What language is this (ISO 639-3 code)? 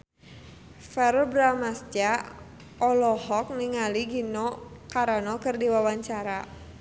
sun